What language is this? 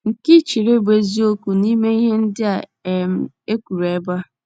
Igbo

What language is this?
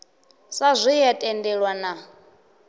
Venda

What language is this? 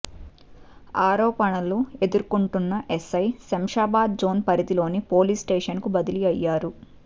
Telugu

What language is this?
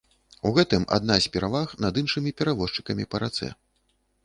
Belarusian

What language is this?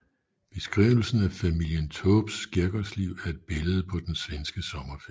Danish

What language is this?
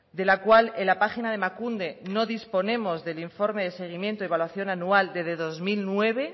Spanish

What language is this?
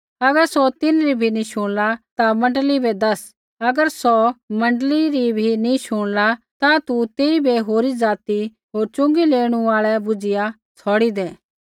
Kullu Pahari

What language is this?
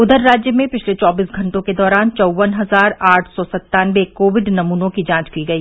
Hindi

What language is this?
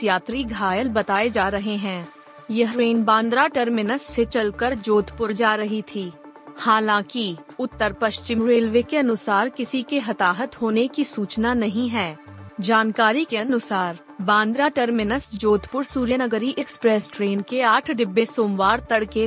Hindi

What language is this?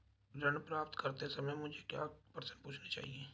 Hindi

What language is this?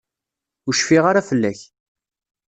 Kabyle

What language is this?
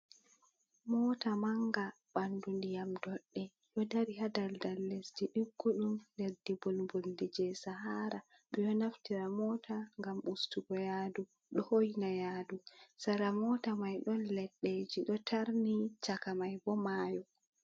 Fula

